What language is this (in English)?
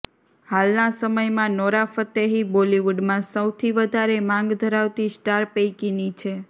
Gujarati